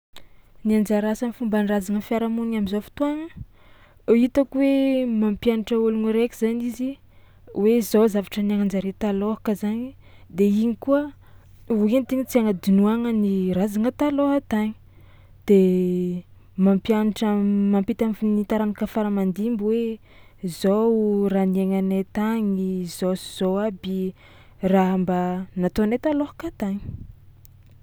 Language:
Tsimihety Malagasy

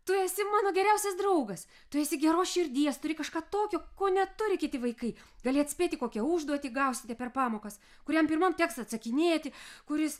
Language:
Lithuanian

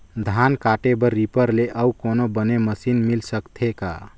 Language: Chhattisgarhi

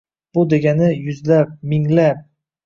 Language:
Uzbek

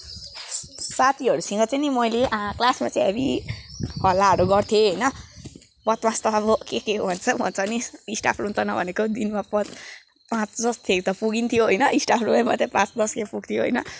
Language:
Nepali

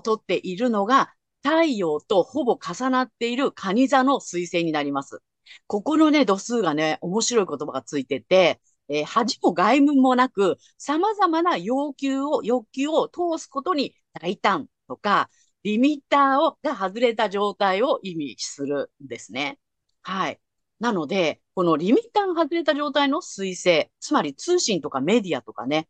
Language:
Japanese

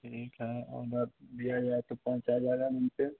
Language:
Hindi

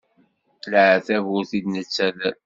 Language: Kabyle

